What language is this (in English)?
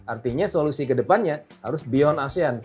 Indonesian